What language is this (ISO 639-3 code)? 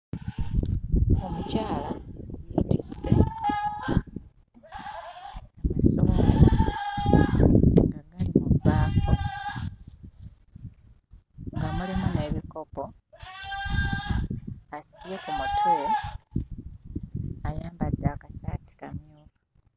lug